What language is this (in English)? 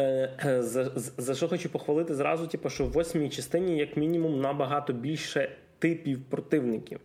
Ukrainian